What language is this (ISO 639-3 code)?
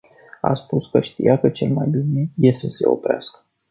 ron